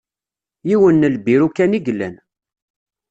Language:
Kabyle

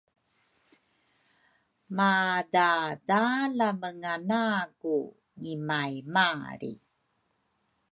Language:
Rukai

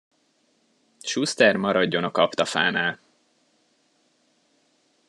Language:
Hungarian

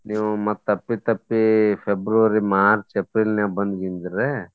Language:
Kannada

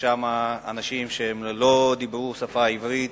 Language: Hebrew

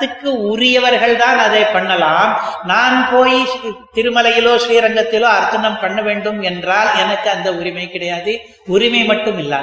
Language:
Tamil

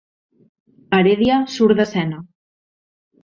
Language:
Catalan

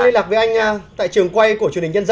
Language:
Vietnamese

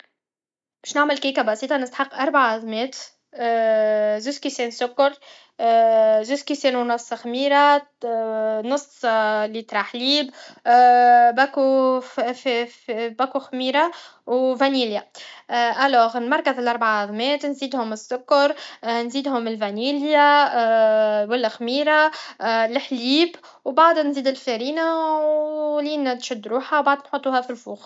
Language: Tunisian Arabic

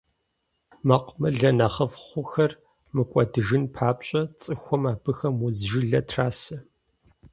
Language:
Kabardian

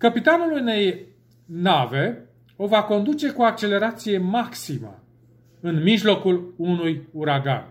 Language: Romanian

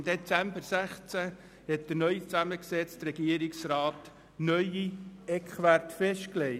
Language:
Swiss German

